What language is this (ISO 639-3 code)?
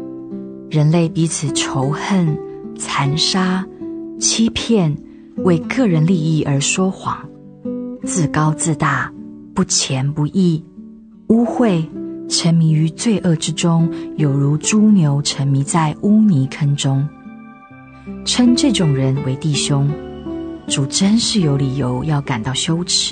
zho